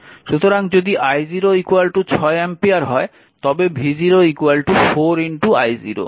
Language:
Bangla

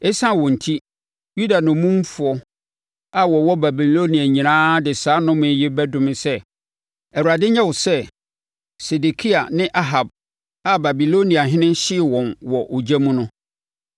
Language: Akan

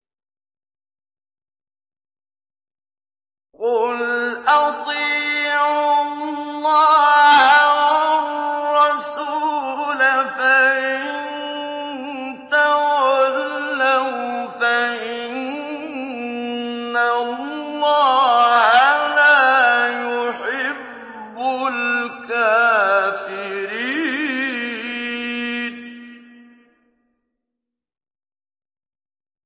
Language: Arabic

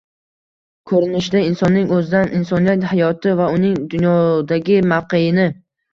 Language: Uzbek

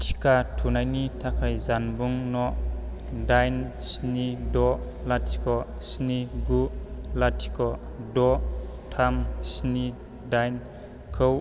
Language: Bodo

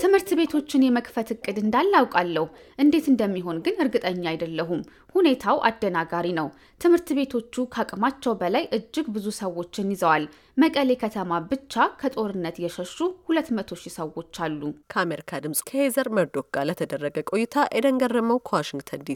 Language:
Amharic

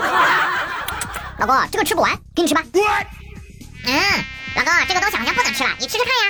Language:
Chinese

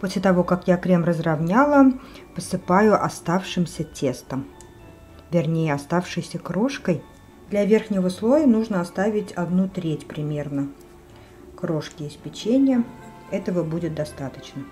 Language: Russian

